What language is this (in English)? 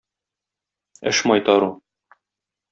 Tatar